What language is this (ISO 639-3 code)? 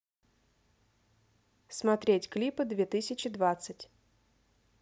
rus